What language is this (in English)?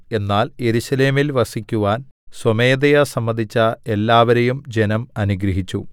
Malayalam